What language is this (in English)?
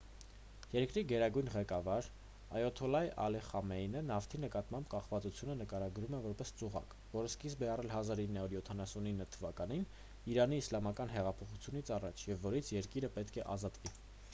Armenian